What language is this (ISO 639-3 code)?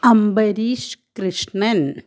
mal